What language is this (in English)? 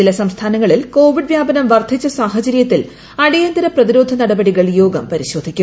Malayalam